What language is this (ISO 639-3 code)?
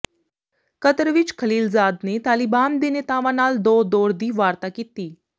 pan